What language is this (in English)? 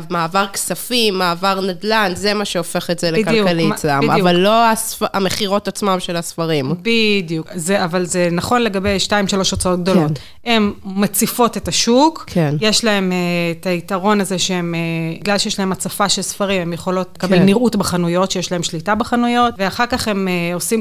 Hebrew